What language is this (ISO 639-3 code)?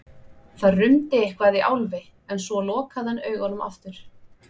isl